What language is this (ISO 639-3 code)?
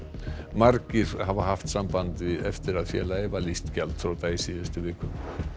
isl